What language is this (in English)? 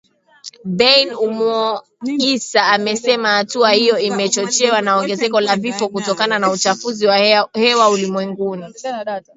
Swahili